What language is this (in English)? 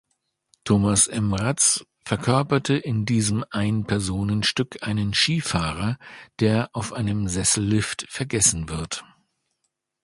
German